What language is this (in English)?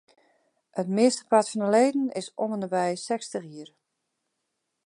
Western Frisian